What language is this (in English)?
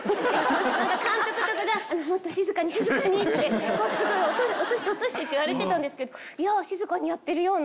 Japanese